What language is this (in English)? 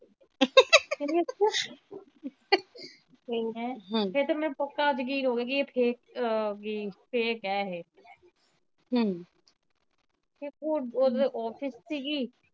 Punjabi